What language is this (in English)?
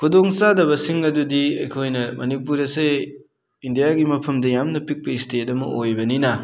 Manipuri